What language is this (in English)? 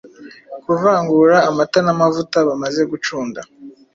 Kinyarwanda